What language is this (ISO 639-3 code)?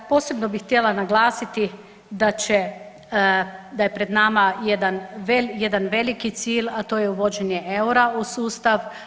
hrv